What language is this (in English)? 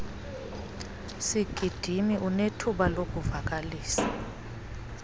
Xhosa